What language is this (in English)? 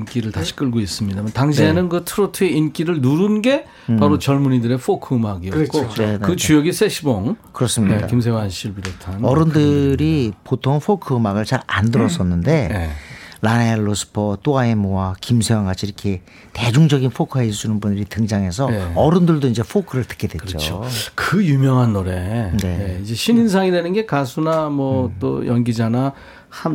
Korean